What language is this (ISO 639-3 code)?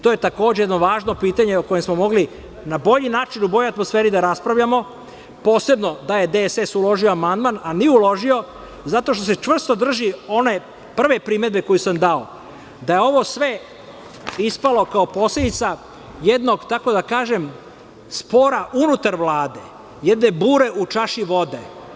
srp